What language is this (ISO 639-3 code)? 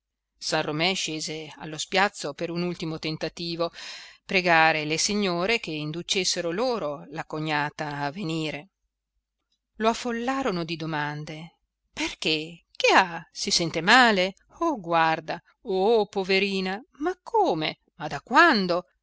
ita